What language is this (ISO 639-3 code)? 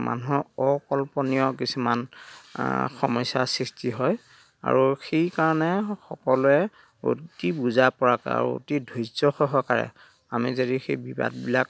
asm